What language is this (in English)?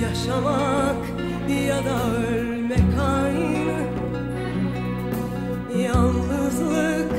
Turkish